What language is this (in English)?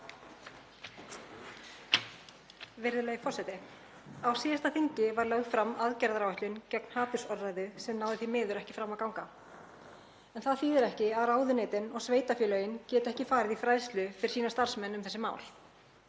Icelandic